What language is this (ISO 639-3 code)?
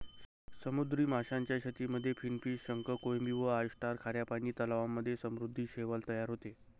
mar